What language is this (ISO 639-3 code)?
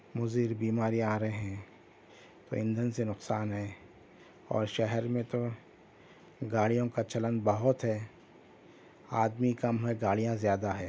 urd